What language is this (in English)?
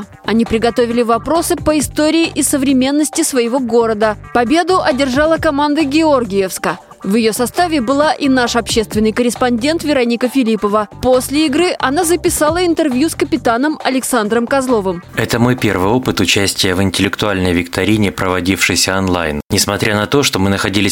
Russian